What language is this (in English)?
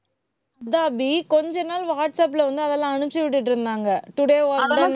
Tamil